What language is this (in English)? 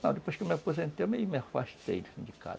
Portuguese